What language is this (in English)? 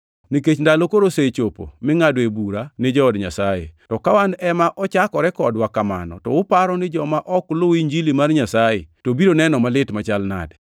Luo (Kenya and Tanzania)